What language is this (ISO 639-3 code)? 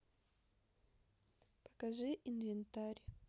rus